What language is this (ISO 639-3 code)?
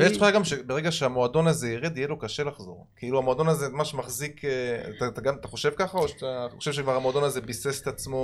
heb